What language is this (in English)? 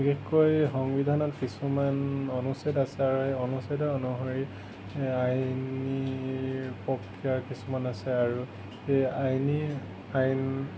Assamese